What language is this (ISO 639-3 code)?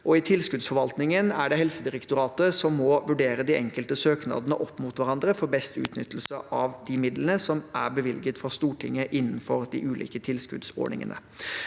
nor